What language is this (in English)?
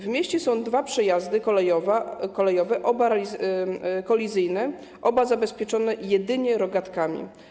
Polish